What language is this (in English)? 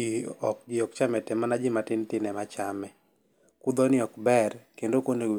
Luo (Kenya and Tanzania)